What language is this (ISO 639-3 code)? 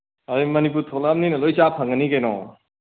mni